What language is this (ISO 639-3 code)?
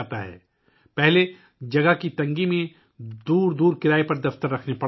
urd